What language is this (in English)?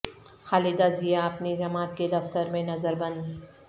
Urdu